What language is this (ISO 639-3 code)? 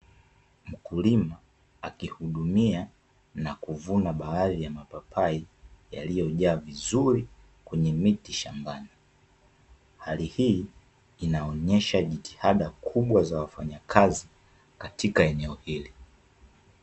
swa